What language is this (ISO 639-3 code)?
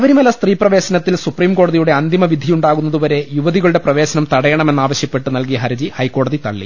mal